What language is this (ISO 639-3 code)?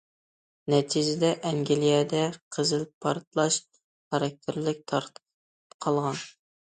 uig